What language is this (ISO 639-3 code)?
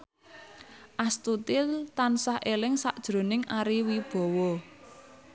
jav